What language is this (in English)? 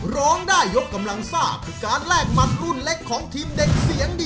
Thai